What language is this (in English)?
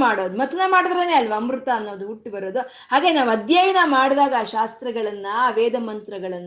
Kannada